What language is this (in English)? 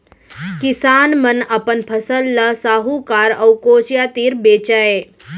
Chhattisgarhi